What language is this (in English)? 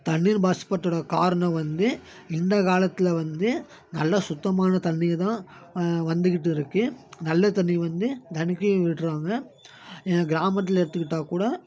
Tamil